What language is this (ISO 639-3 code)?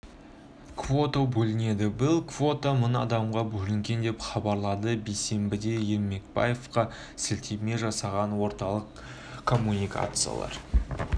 kaz